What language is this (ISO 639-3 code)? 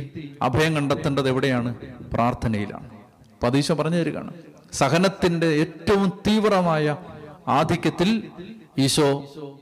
mal